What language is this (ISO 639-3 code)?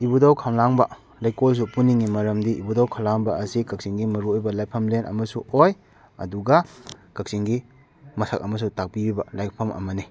mni